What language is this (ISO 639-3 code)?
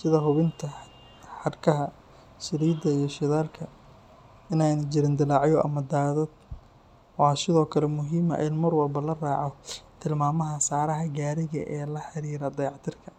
som